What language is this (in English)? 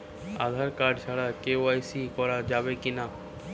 Bangla